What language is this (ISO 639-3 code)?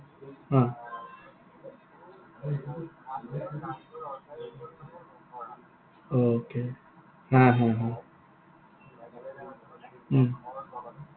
asm